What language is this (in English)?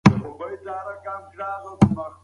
Pashto